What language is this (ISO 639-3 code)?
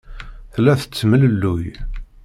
kab